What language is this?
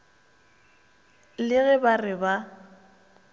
Northern Sotho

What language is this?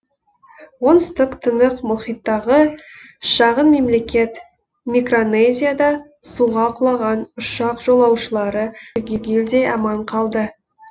Kazakh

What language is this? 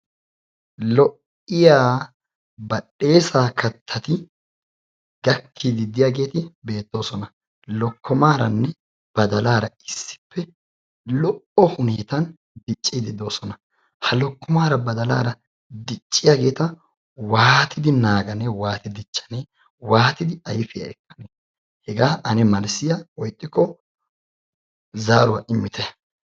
Wolaytta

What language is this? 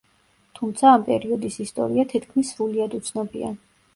Georgian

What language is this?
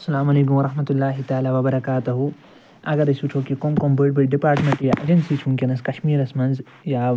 Kashmiri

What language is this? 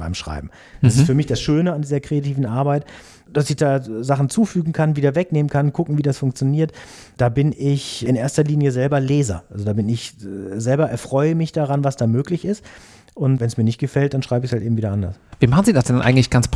German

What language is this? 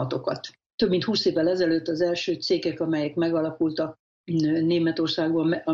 Hungarian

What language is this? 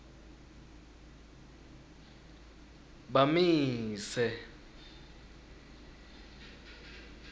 Swati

